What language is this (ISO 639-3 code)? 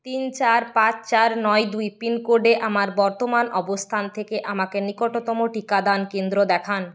ben